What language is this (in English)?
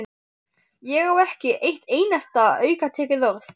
Icelandic